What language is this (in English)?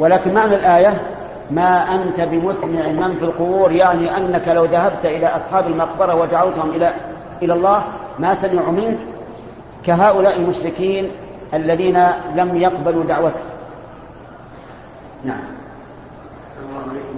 Arabic